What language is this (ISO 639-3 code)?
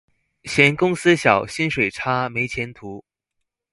zho